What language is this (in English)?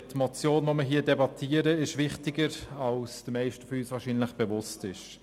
Swiss German